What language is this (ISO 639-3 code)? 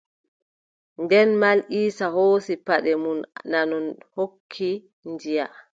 fub